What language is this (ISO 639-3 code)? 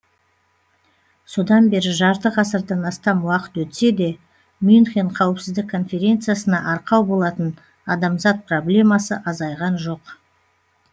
kaz